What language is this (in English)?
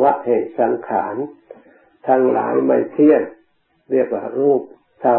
Thai